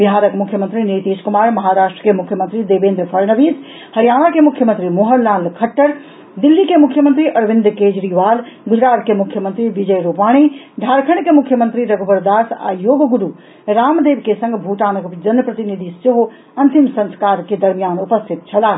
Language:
Maithili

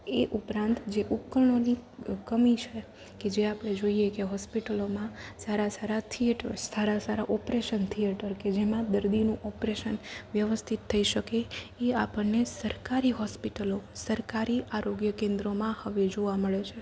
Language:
Gujarati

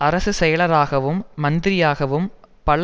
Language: Tamil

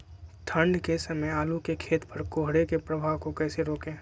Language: Magahi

